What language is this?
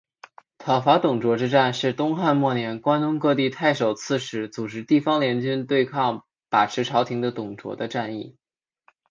Chinese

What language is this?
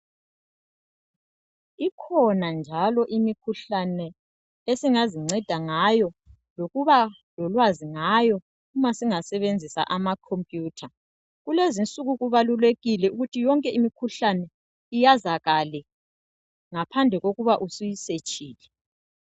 North Ndebele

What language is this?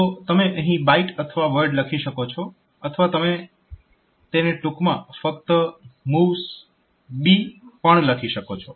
Gujarati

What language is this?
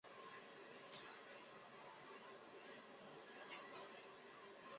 Chinese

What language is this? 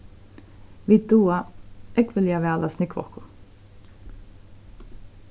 Faroese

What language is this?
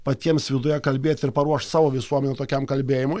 Lithuanian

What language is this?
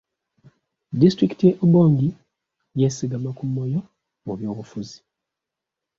Ganda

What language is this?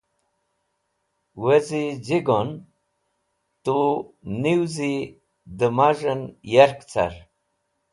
Wakhi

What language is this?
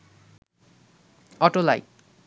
Bangla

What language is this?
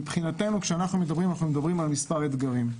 Hebrew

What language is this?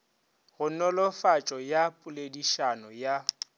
Northern Sotho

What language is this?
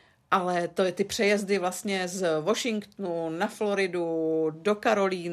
Czech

